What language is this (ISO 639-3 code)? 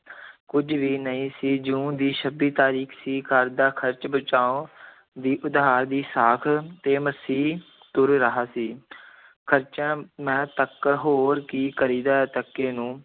pan